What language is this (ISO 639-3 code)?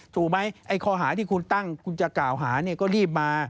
tha